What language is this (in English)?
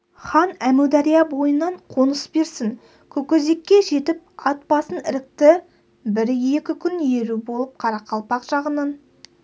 Kazakh